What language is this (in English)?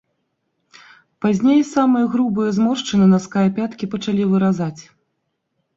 Belarusian